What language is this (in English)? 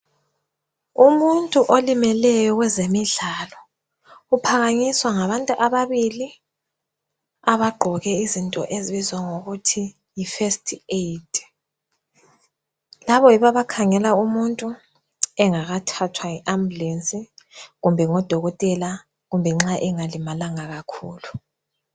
North Ndebele